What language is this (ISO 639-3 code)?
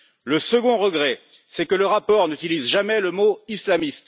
fra